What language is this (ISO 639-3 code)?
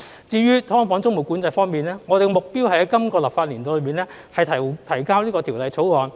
yue